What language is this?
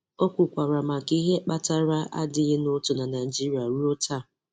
Igbo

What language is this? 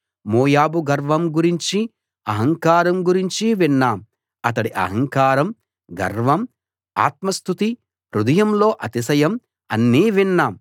Telugu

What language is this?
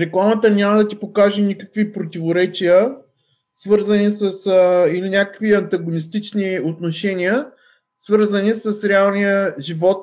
Bulgarian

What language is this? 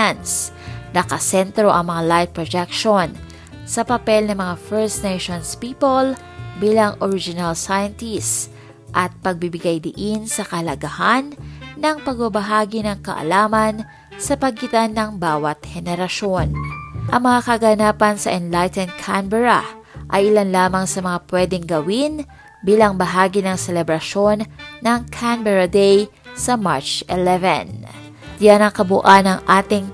Filipino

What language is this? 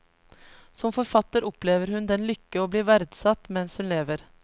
Norwegian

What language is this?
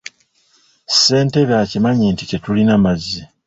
Ganda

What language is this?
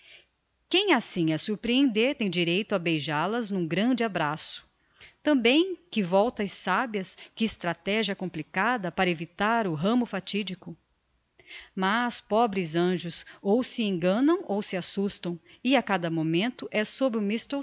Portuguese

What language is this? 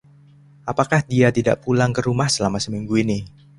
Indonesian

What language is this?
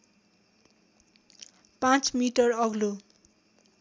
Nepali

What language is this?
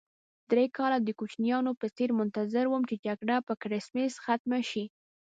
Pashto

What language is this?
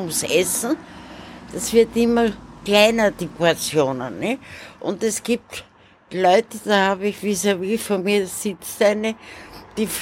German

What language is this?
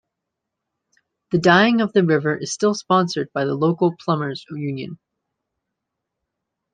English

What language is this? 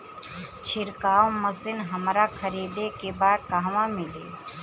Bhojpuri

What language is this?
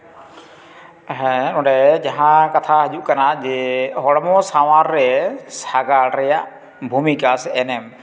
Santali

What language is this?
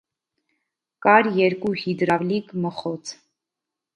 Armenian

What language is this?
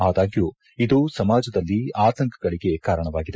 Kannada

